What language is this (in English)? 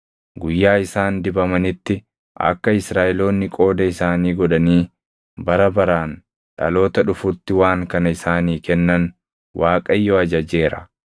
Oromo